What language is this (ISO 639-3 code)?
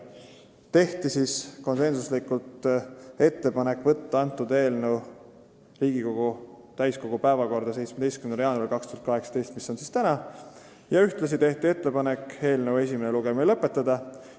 est